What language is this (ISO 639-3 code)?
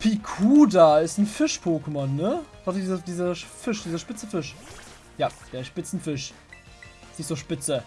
deu